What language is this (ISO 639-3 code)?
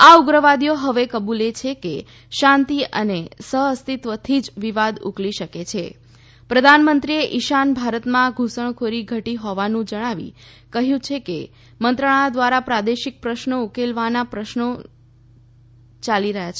guj